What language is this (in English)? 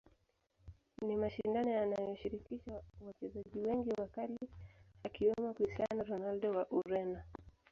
Swahili